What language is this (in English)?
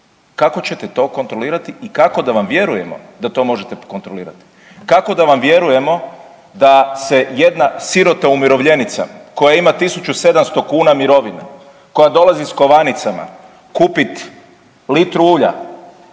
Croatian